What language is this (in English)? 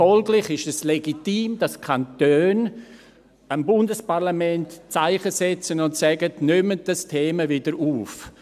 Swiss German